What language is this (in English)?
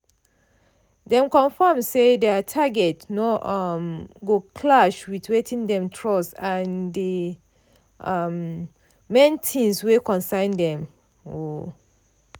Nigerian Pidgin